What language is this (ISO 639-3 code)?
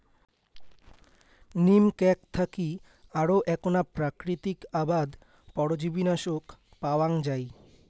ben